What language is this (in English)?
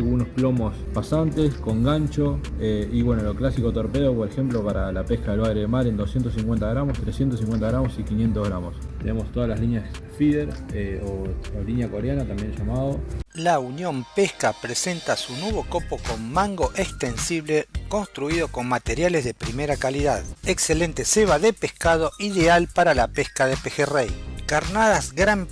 Spanish